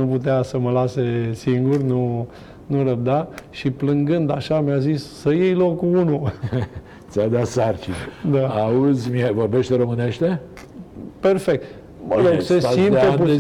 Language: Romanian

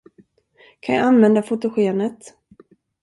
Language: Swedish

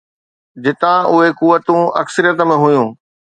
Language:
Sindhi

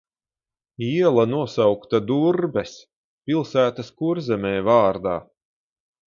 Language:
Latvian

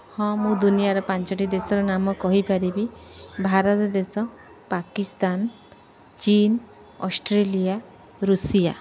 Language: Odia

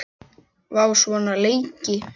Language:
Icelandic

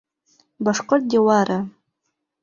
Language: Bashkir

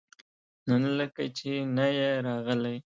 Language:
Pashto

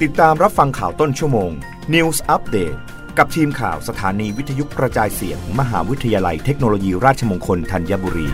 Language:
Thai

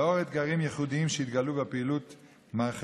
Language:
Hebrew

